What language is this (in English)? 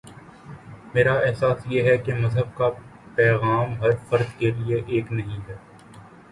Urdu